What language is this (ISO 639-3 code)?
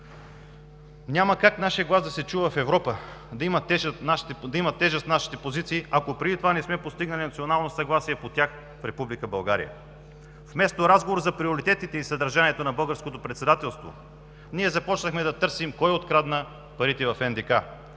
bul